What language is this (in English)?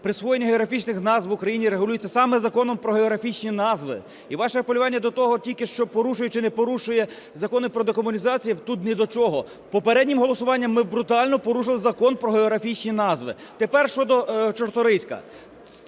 Ukrainian